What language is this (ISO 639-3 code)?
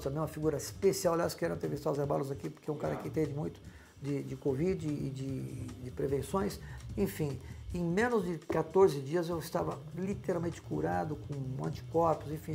por